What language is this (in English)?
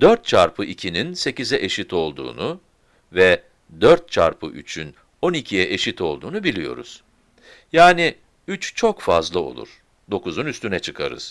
Turkish